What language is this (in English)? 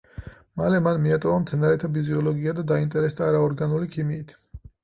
Georgian